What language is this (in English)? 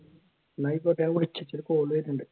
Malayalam